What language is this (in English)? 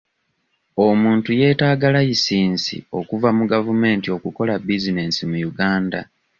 Ganda